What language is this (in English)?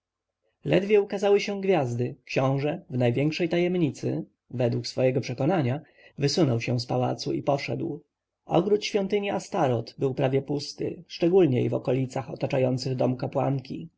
Polish